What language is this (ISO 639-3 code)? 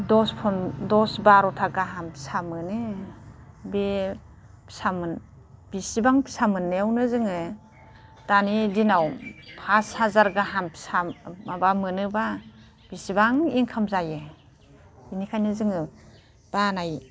brx